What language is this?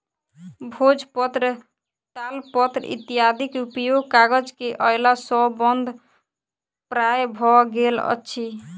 Maithili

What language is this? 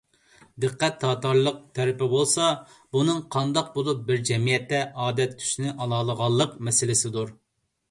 Uyghur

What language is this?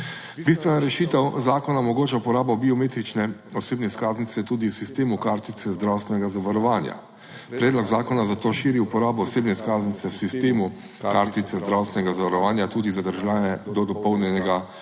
Slovenian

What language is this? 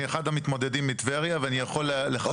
Hebrew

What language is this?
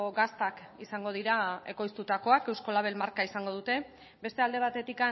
Basque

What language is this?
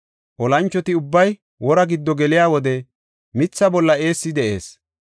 Gofa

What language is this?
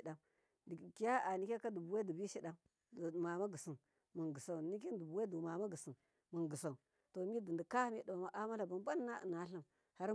Miya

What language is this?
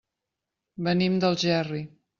Catalan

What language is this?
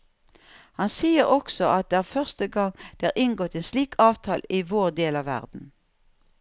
Norwegian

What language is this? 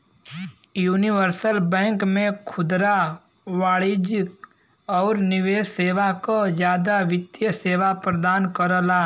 Bhojpuri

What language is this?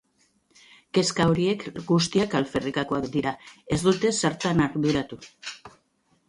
Basque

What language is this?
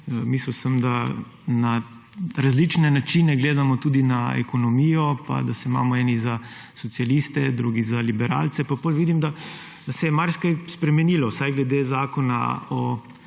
Slovenian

